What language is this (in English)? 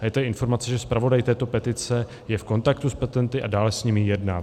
Czech